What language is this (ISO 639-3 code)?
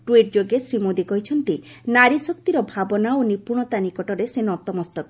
ori